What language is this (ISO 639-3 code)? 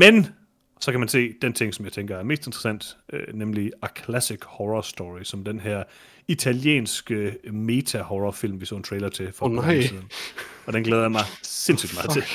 dan